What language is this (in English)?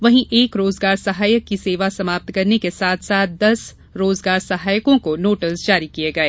Hindi